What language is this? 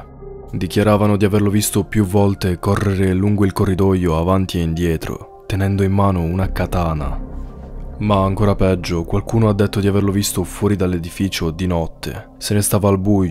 Italian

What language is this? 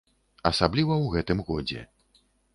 Belarusian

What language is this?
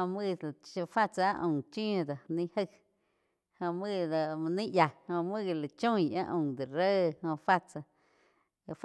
Quiotepec Chinantec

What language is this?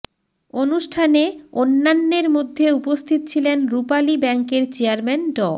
Bangla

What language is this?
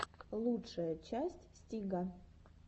Russian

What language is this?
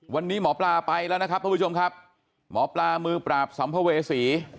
Thai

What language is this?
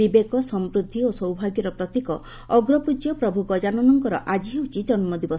Odia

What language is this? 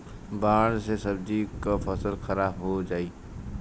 Bhojpuri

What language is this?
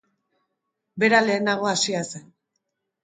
Basque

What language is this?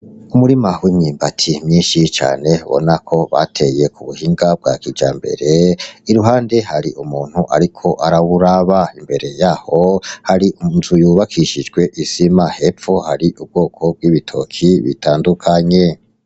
Rundi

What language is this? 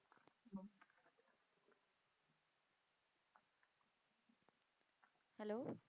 Punjabi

